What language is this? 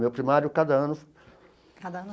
Portuguese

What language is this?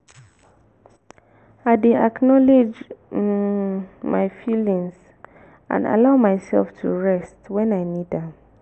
Nigerian Pidgin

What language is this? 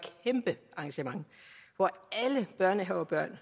Danish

